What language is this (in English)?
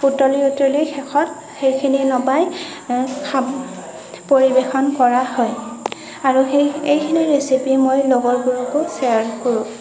Assamese